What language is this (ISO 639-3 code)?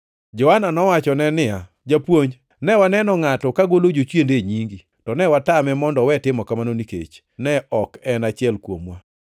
luo